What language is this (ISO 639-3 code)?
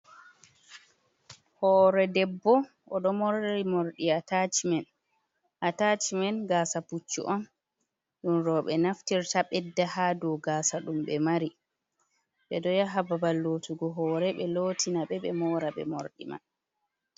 ful